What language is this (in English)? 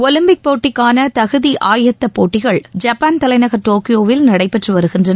Tamil